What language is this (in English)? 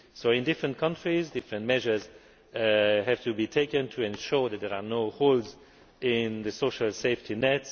English